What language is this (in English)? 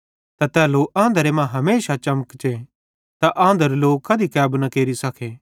Bhadrawahi